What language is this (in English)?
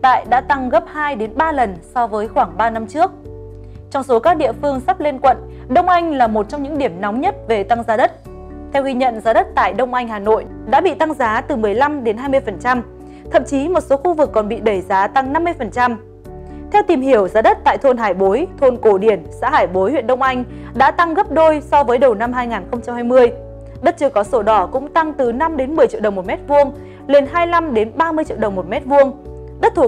Vietnamese